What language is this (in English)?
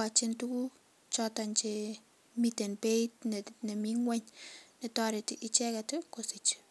Kalenjin